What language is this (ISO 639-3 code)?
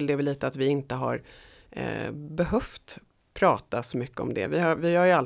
swe